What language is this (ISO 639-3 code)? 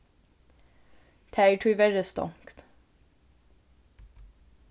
fao